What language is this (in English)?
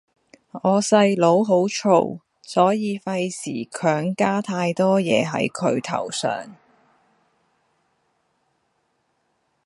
Cantonese